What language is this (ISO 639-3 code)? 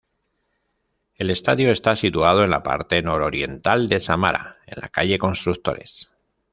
spa